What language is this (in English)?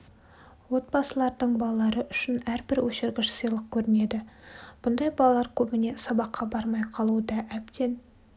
Kazakh